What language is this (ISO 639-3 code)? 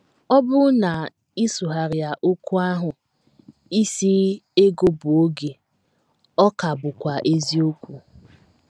ibo